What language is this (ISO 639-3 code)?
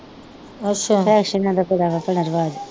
pan